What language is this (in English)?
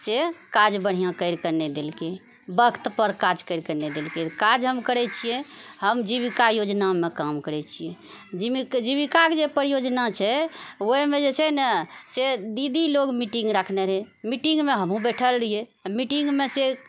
Maithili